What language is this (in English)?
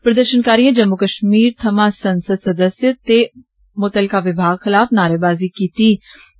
Dogri